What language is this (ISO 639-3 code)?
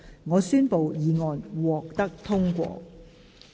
yue